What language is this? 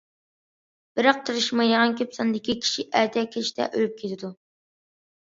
Uyghur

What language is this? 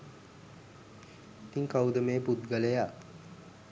Sinhala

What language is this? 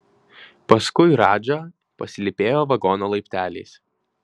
Lithuanian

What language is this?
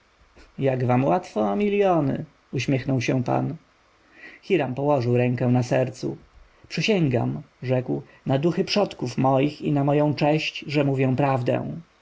Polish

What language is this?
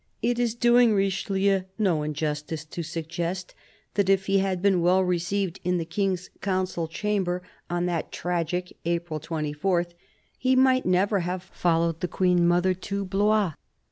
English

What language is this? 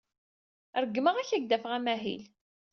Kabyle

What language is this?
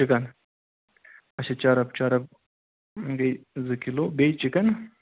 Kashmiri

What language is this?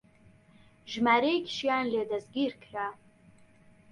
Central Kurdish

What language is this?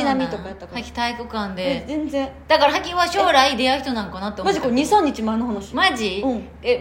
Japanese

